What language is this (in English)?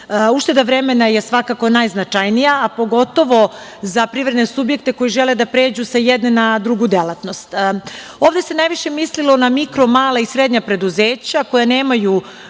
Serbian